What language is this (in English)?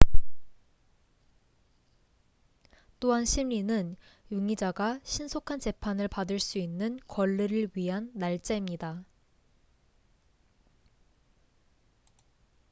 Korean